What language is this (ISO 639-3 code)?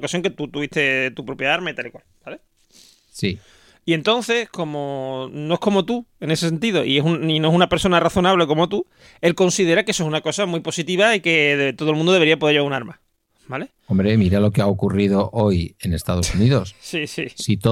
spa